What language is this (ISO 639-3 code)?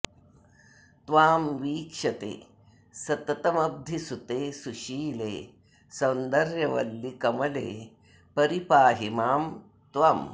san